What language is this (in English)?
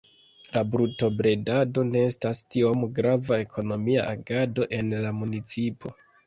Esperanto